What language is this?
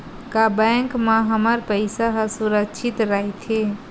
Chhattisgarhi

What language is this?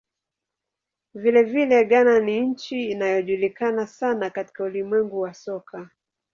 Swahili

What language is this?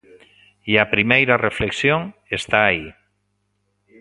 Galician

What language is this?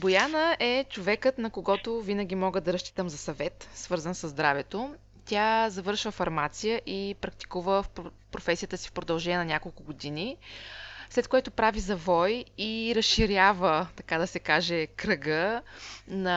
Bulgarian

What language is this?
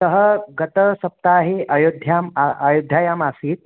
Sanskrit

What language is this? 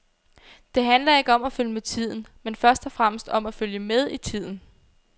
Danish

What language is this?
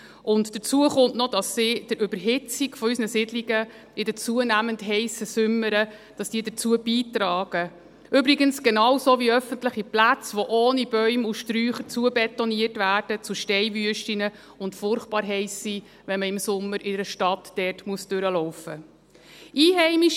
Swiss German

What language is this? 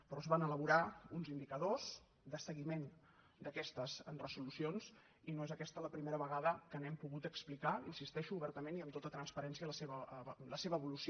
Catalan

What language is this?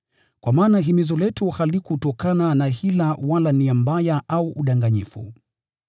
Swahili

